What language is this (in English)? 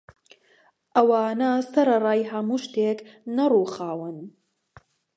Central Kurdish